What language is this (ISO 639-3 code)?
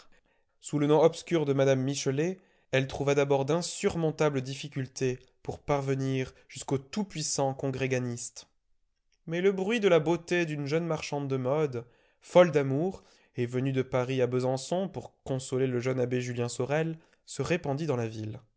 fra